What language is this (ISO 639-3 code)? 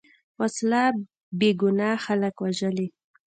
pus